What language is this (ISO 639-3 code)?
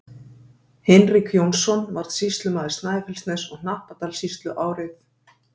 isl